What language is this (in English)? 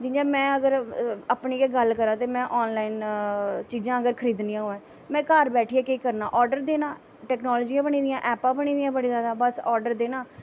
Dogri